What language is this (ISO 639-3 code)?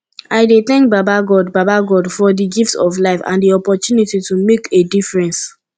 pcm